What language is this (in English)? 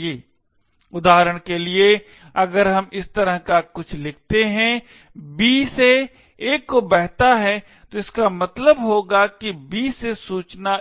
Hindi